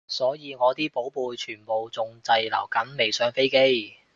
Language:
Cantonese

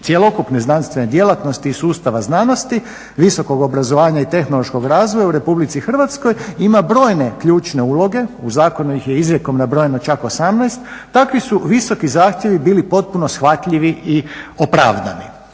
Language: Croatian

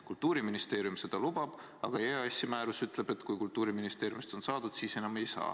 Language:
Estonian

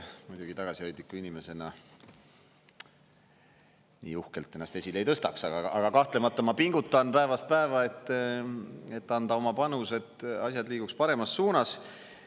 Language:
Estonian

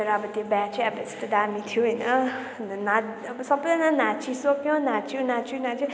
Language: Nepali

